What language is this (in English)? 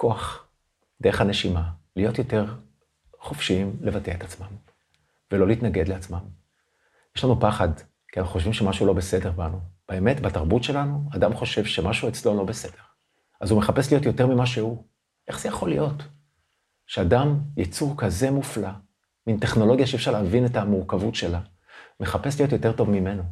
Hebrew